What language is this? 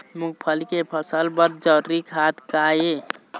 Chhattisgarhi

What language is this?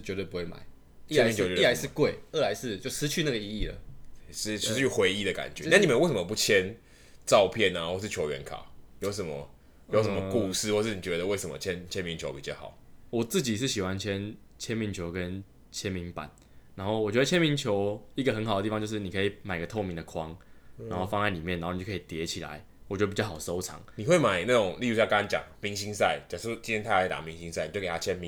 Chinese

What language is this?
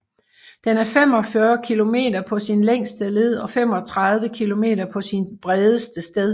Danish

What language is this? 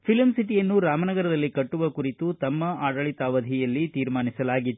Kannada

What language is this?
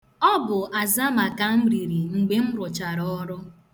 Igbo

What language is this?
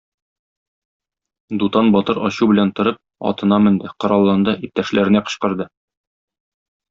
Tatar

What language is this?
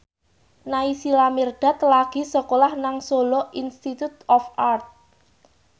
Javanese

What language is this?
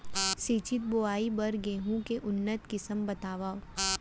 Chhattisgarhi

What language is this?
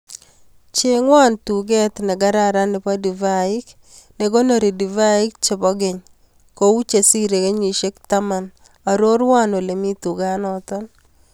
Kalenjin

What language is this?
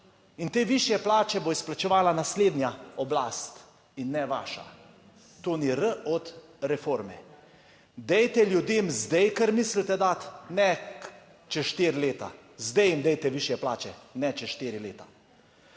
Slovenian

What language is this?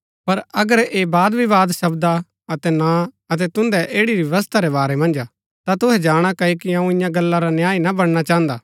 Gaddi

